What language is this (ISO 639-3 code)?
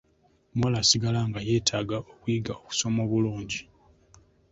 lug